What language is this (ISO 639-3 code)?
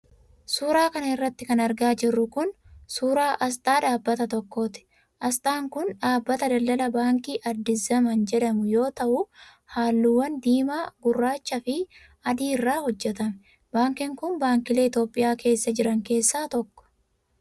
orm